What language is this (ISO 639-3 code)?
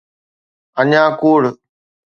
snd